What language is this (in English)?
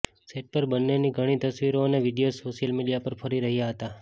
Gujarati